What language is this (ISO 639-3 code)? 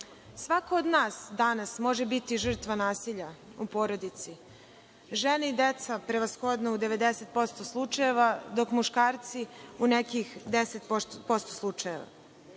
srp